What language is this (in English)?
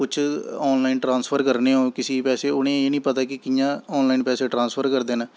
Dogri